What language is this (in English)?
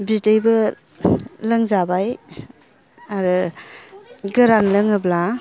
Bodo